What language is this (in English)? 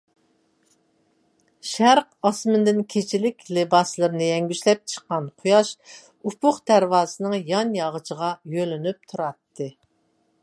Uyghur